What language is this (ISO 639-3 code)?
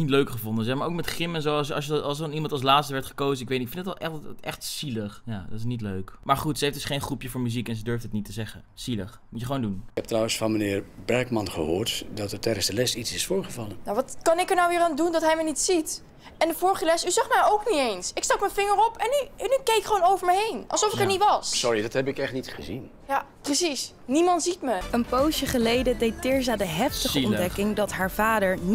nld